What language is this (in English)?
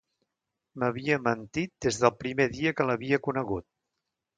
Catalan